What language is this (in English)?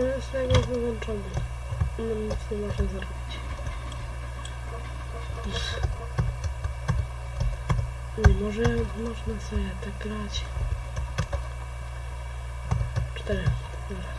Polish